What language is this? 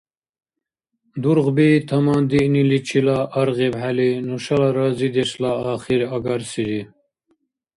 Dargwa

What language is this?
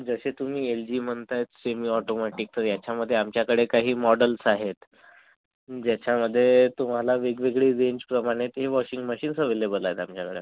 Marathi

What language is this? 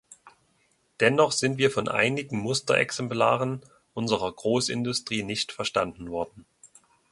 German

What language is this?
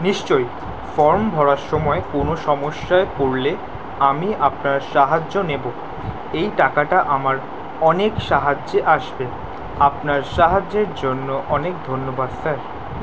Bangla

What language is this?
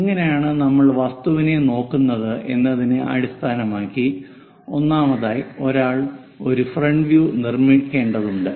Malayalam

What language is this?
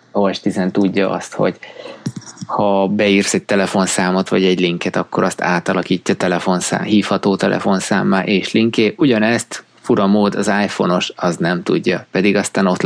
Hungarian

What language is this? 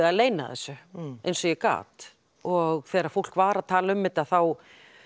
Icelandic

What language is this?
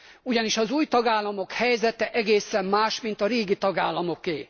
Hungarian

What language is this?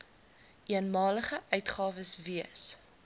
Afrikaans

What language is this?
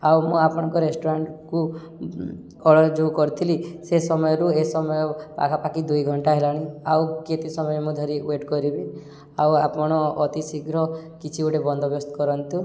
Odia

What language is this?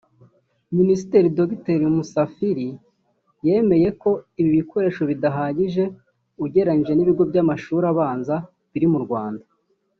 Kinyarwanda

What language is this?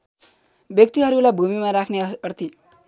Nepali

